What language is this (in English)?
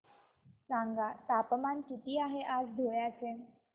Marathi